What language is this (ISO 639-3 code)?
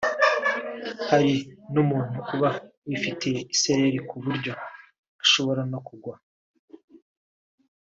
kin